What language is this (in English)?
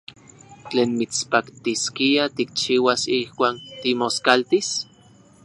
Central Puebla Nahuatl